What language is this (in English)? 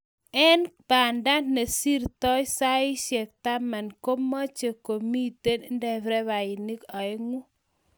Kalenjin